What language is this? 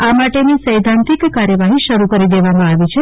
Gujarati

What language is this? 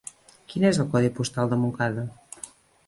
Catalan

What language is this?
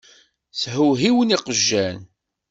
Kabyle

